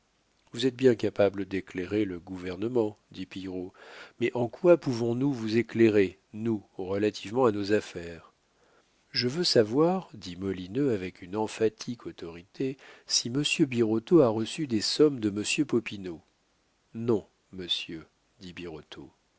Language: French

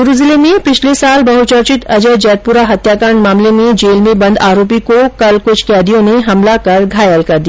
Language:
Hindi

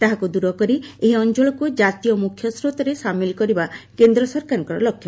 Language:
Odia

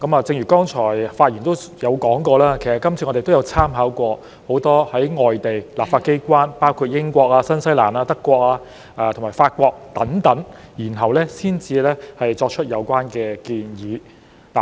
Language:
Cantonese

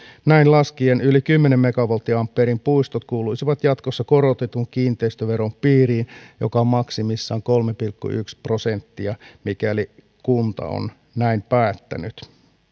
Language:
Finnish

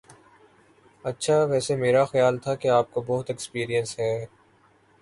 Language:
Urdu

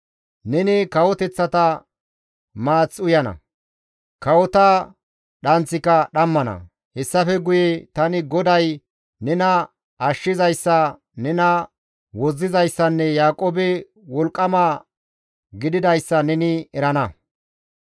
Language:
Gamo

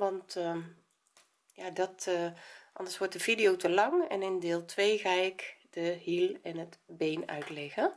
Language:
Dutch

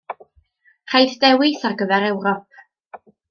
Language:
Welsh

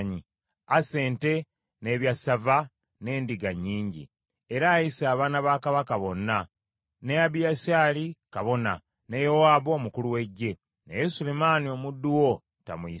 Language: Ganda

